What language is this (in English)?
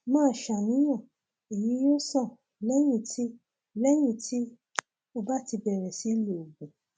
Yoruba